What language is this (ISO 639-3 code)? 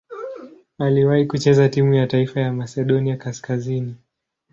swa